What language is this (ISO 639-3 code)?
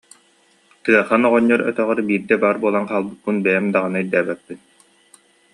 sah